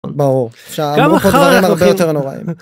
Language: Hebrew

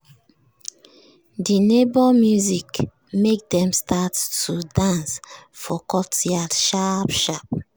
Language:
Nigerian Pidgin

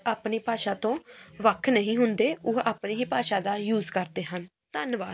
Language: Punjabi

